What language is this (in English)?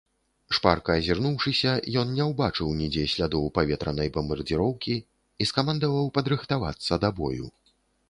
Belarusian